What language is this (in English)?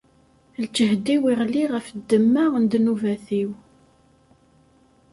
Kabyle